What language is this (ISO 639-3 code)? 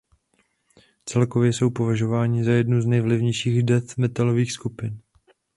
ces